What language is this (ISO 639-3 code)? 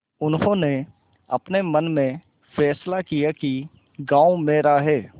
hin